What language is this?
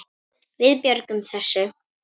Icelandic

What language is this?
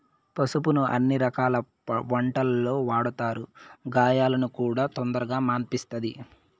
Telugu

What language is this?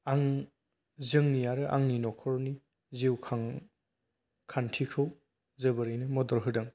Bodo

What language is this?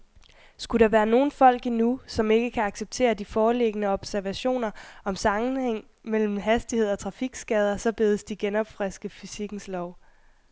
Danish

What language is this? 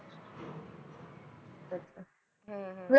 Punjabi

